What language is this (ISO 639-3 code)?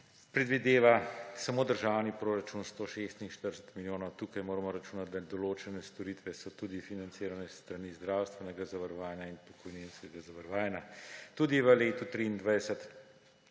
slv